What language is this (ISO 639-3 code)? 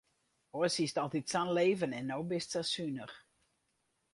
fry